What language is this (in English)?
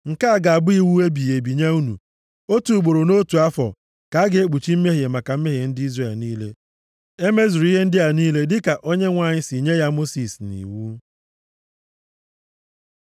Igbo